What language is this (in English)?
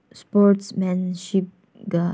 Manipuri